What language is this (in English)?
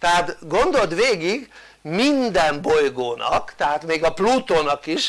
Hungarian